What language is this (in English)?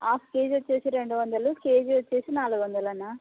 Telugu